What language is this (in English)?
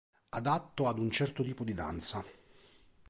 Italian